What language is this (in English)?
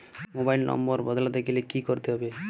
Bangla